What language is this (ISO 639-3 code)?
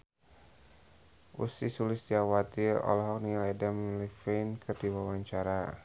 sun